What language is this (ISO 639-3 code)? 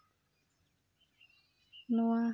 sat